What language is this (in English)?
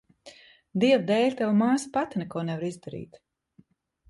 Latvian